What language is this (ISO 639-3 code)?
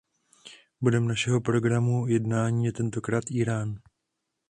ces